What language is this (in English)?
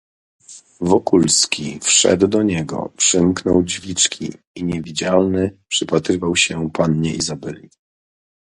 Polish